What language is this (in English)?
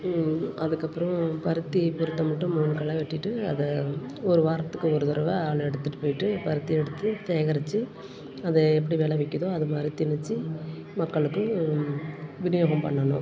Tamil